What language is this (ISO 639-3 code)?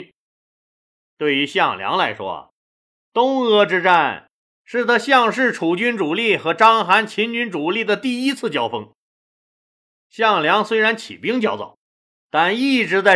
zho